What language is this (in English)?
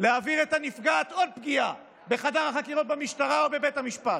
Hebrew